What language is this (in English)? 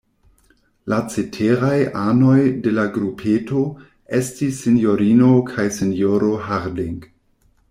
Esperanto